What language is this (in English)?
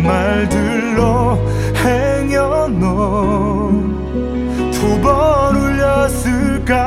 Korean